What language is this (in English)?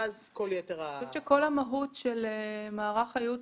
Hebrew